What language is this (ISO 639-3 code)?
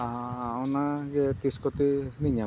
sat